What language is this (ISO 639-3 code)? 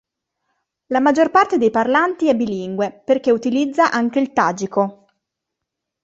ita